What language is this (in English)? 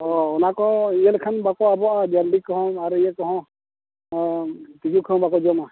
Santali